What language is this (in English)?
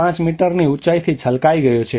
Gujarati